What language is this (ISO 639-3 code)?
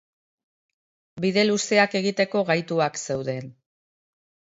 eus